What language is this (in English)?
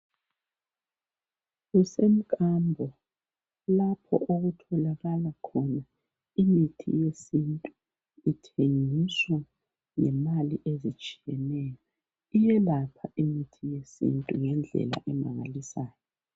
North Ndebele